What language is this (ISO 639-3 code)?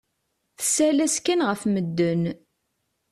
kab